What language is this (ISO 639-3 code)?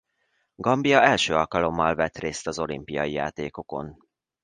hun